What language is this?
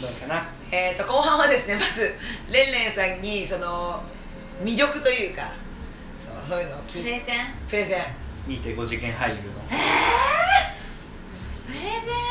Japanese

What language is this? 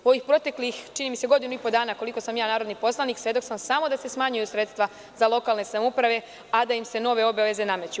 Serbian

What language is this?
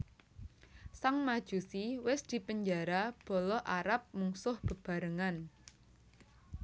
Javanese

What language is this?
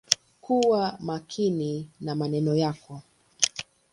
Swahili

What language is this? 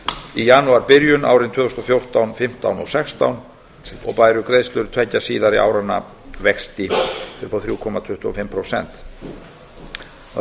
Icelandic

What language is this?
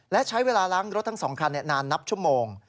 Thai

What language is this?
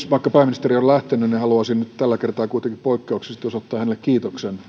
Finnish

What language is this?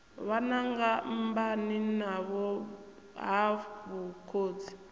Venda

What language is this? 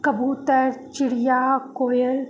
Sindhi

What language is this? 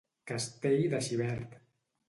Catalan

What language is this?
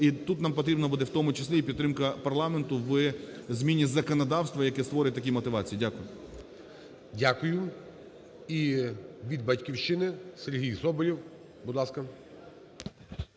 Ukrainian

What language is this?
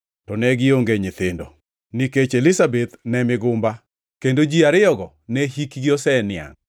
Luo (Kenya and Tanzania)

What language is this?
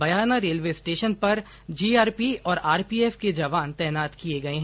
Hindi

